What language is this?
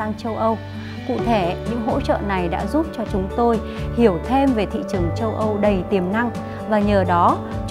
Vietnamese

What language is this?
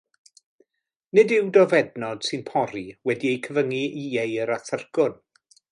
Welsh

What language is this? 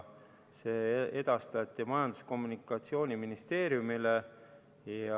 Estonian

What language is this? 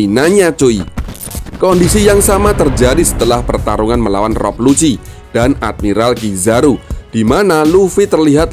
Indonesian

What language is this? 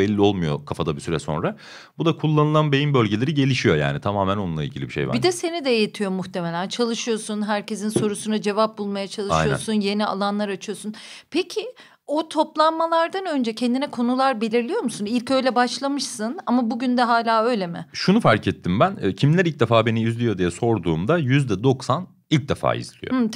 Turkish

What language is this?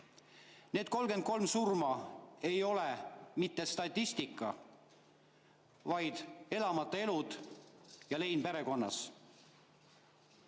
Estonian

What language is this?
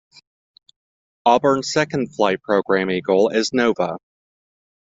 English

